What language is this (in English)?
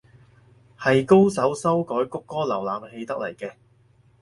Cantonese